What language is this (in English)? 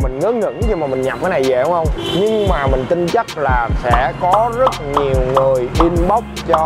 Vietnamese